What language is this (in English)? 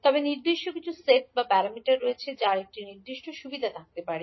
Bangla